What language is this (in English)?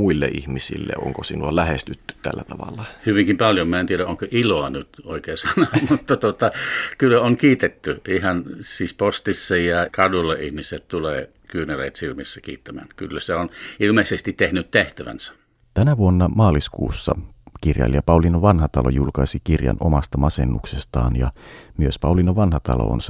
Finnish